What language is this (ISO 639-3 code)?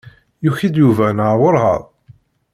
kab